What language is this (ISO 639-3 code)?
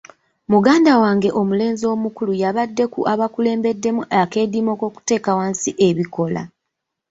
lug